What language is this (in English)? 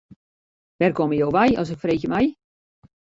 Western Frisian